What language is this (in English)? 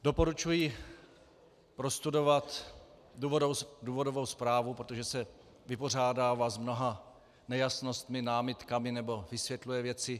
Czech